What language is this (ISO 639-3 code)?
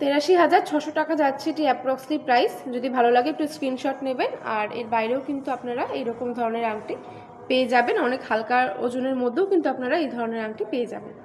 ben